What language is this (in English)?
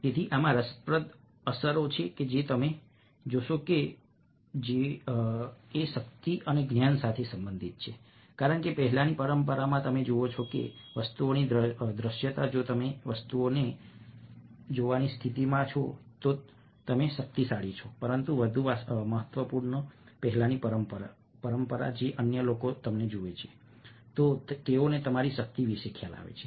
Gujarati